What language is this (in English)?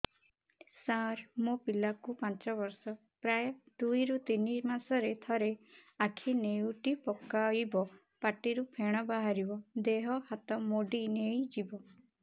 Odia